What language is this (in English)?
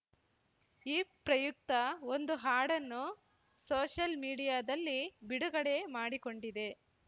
Kannada